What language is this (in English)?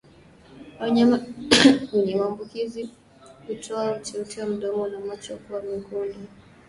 Swahili